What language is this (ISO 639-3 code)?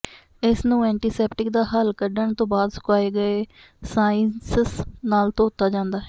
pan